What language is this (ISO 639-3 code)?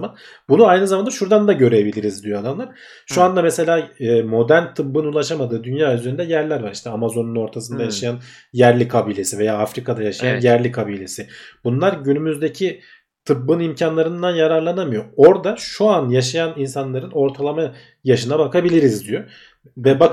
tur